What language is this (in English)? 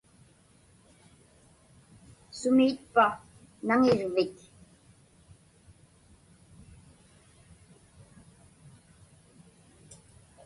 Inupiaq